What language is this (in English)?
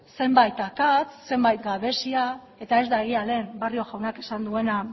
Basque